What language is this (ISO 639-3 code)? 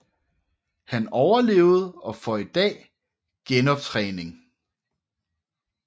dan